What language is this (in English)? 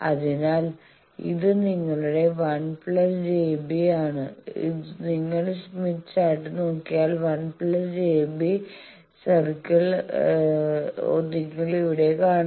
Malayalam